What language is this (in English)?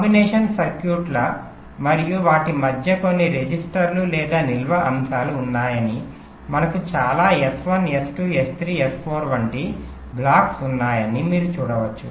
Telugu